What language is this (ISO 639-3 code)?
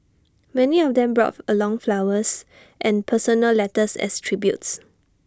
eng